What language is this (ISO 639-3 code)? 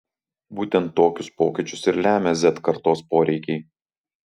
lit